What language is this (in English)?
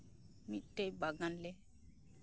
Santali